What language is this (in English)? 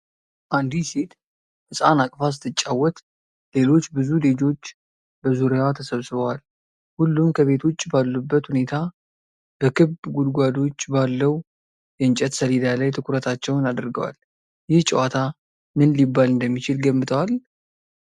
Amharic